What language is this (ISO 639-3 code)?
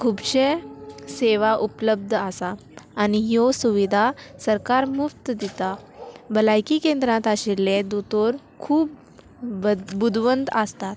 kok